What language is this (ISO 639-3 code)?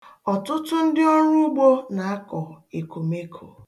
ibo